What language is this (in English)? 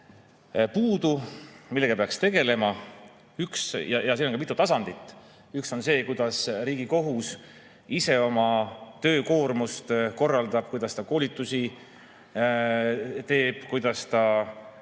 Estonian